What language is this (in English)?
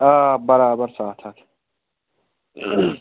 Kashmiri